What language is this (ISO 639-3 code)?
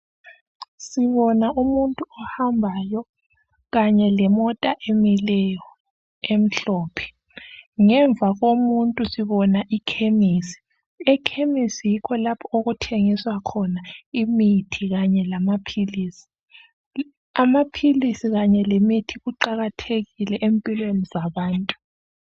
nde